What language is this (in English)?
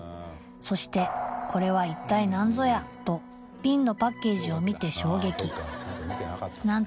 Japanese